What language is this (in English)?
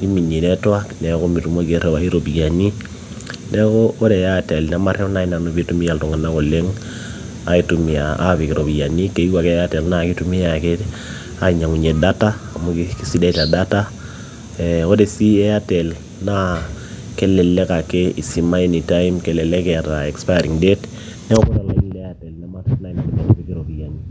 Masai